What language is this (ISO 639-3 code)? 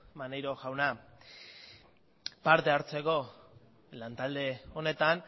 eus